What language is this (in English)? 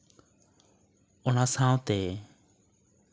Santali